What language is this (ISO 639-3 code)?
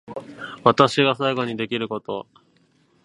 jpn